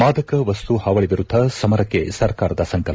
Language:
Kannada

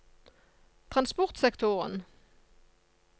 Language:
Norwegian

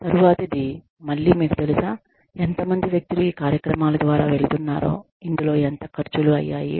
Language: Telugu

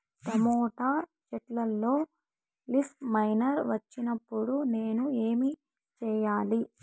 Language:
Telugu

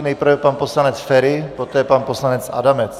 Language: Czech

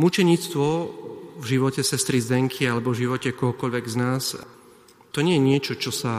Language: Slovak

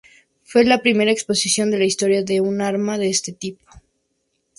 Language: Spanish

